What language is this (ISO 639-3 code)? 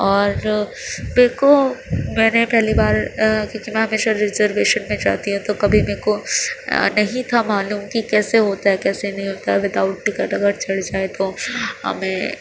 urd